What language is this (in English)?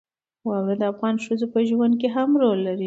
Pashto